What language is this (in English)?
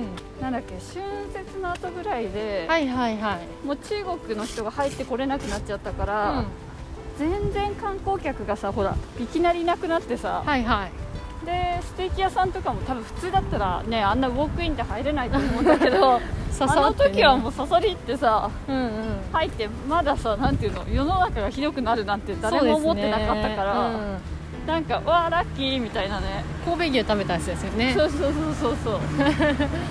Japanese